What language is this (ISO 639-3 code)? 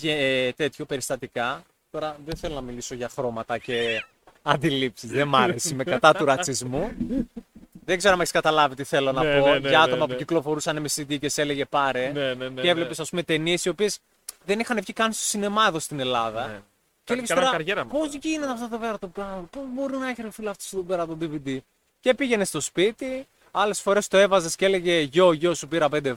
ell